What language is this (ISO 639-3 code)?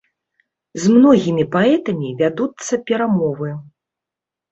bel